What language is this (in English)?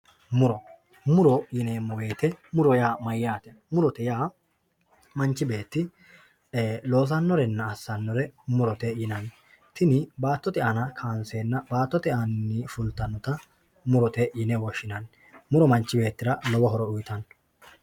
Sidamo